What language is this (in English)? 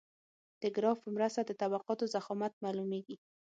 Pashto